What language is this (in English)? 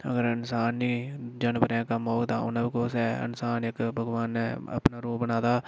Dogri